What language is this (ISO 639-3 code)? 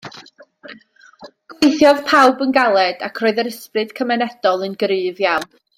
cym